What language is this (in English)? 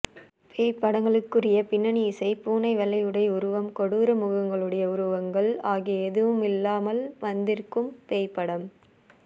Tamil